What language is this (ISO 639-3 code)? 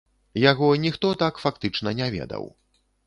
bel